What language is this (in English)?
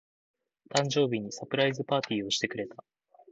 Japanese